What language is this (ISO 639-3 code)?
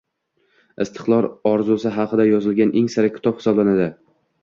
uzb